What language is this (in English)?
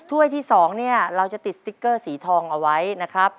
Thai